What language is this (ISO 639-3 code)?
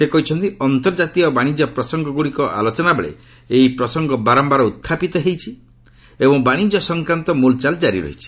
ori